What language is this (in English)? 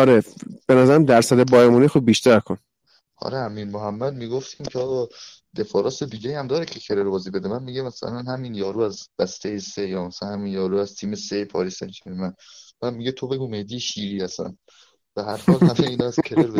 Persian